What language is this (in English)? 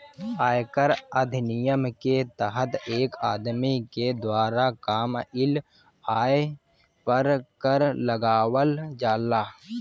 Bhojpuri